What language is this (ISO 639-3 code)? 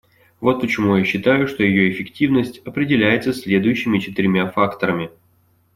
rus